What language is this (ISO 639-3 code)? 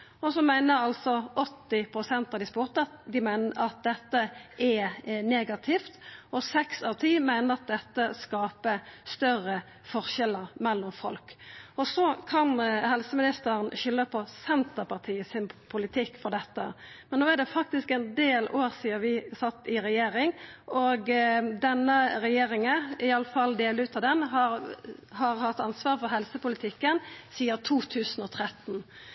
nno